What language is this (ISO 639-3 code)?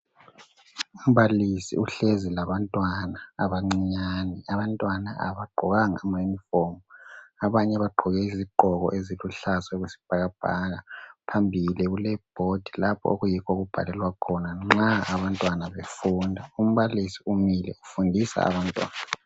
nde